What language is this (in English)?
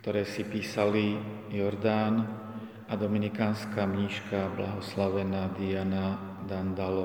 Slovak